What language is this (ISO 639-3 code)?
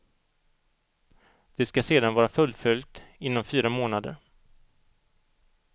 swe